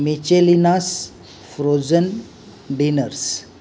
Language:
Marathi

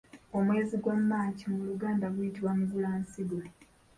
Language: Ganda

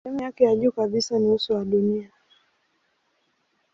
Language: Swahili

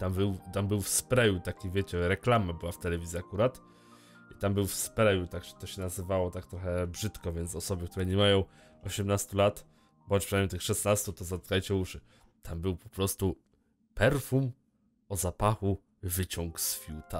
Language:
Polish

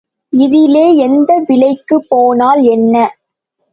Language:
Tamil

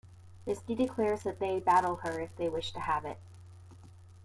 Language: English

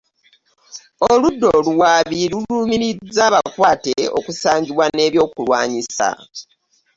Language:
Ganda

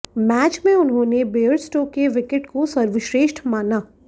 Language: Hindi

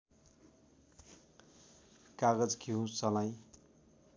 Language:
Nepali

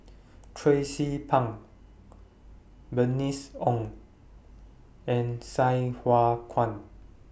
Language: English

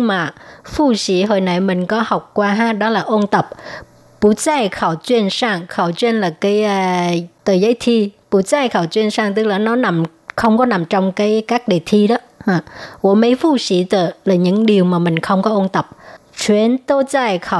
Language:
Vietnamese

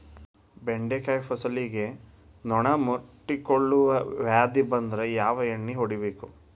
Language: Kannada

